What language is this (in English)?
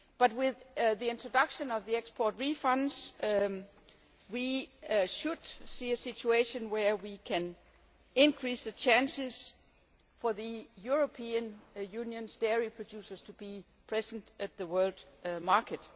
English